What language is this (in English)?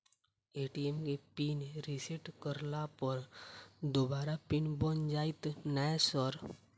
Maithili